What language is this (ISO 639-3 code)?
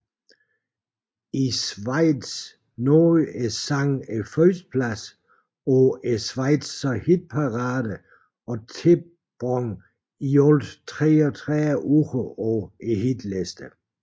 dan